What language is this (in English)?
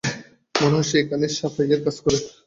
Bangla